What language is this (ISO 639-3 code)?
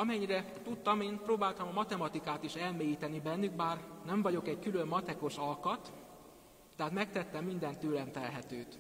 hun